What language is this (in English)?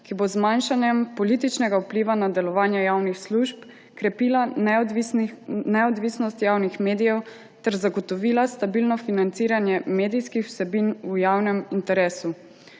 Slovenian